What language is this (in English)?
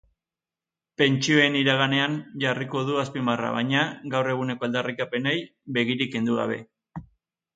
Basque